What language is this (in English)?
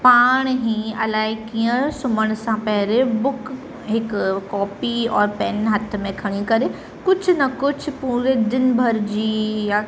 Sindhi